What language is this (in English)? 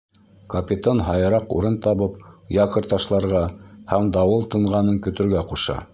Bashkir